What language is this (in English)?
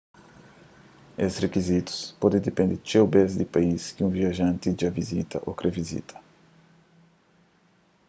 Kabuverdianu